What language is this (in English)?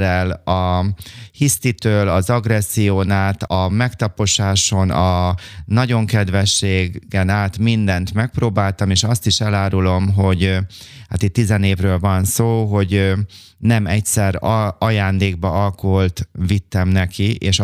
Hungarian